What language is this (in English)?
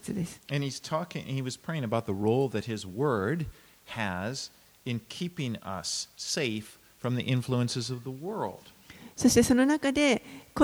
Japanese